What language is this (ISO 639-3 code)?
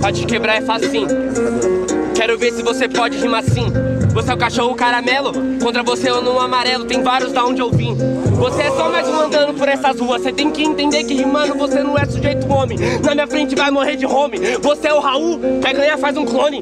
por